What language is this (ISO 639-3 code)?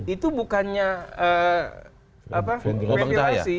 ind